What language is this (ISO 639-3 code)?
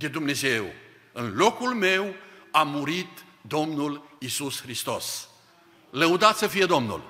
ron